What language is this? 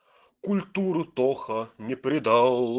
Russian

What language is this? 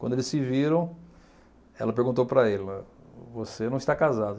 Portuguese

